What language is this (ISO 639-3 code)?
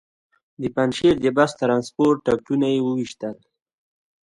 pus